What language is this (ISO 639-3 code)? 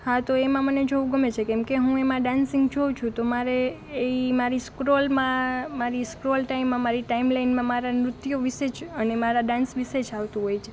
guj